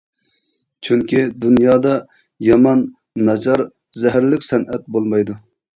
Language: Uyghur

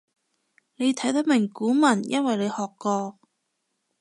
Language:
Cantonese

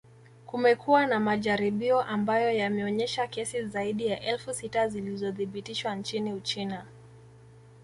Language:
Swahili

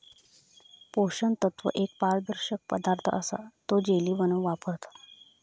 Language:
Marathi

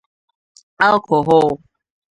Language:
Igbo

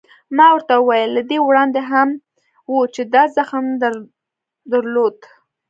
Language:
Pashto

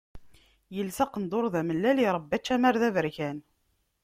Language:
Kabyle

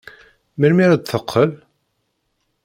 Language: Kabyle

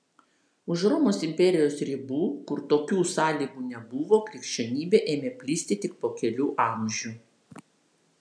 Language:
Lithuanian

